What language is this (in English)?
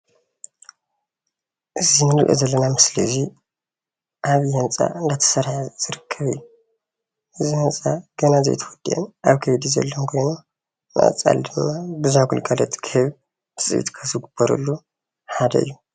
Tigrinya